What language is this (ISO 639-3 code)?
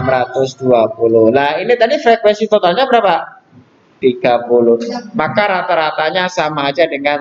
ind